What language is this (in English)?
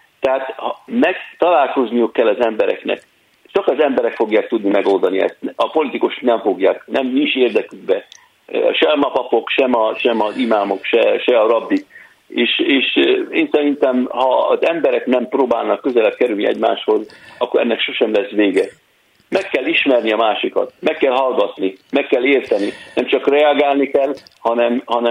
Hungarian